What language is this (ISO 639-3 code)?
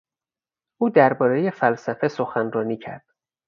fas